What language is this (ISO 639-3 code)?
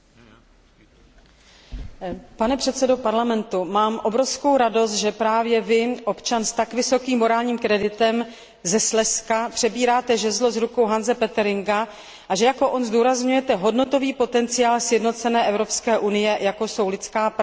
ces